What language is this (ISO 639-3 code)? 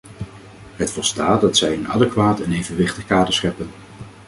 nld